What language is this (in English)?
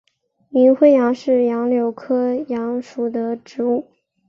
Chinese